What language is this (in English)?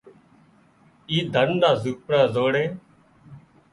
Wadiyara Koli